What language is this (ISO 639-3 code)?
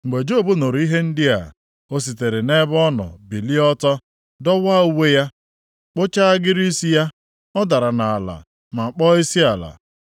ibo